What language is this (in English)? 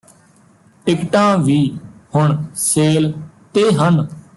Punjabi